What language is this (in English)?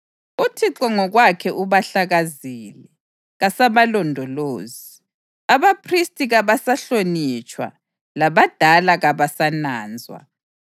North Ndebele